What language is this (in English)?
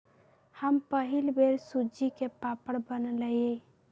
Magahi